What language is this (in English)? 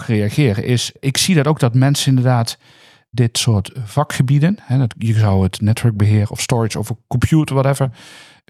Dutch